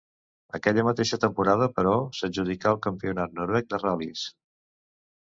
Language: Catalan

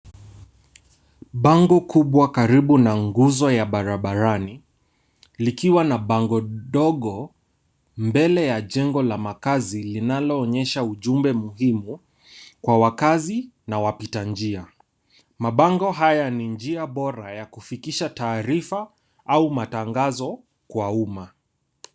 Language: Swahili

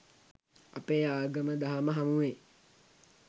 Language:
Sinhala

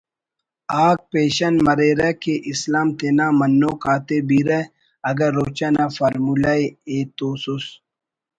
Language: Brahui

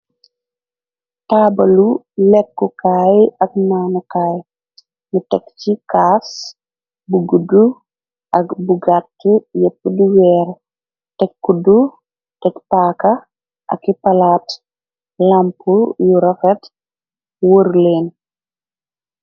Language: Wolof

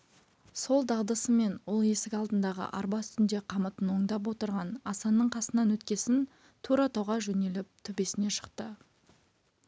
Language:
Kazakh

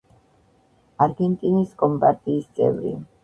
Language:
Georgian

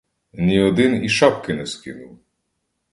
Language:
Ukrainian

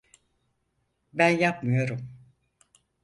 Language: Turkish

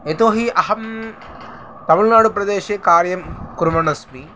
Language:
Sanskrit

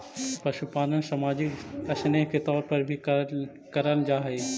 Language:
Magahi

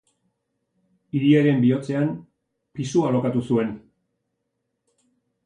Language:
Basque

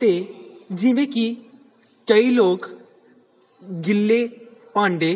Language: Punjabi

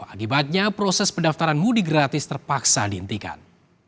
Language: Indonesian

